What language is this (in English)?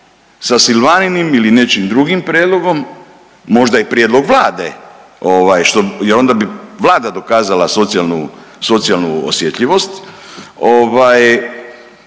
Croatian